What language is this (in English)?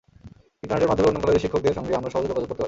Bangla